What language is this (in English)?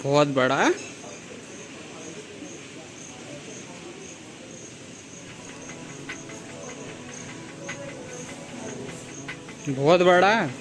Hindi